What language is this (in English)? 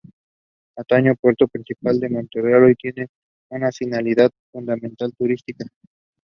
English